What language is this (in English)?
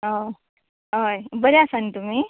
Konkani